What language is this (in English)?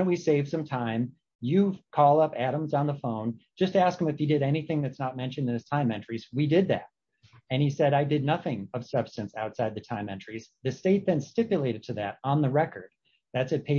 English